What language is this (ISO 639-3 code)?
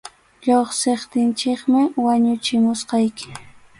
qxu